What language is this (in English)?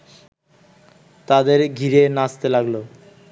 Bangla